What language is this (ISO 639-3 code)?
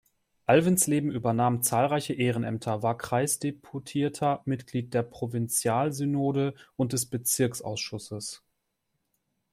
deu